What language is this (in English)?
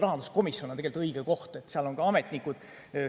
Estonian